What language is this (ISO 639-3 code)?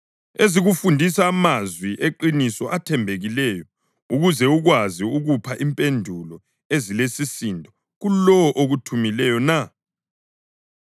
nde